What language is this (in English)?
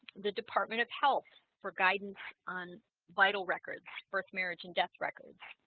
English